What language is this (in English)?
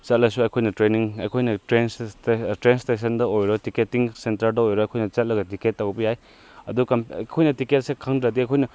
Manipuri